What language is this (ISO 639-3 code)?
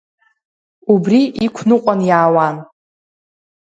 abk